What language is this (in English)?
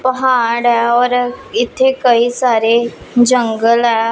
Punjabi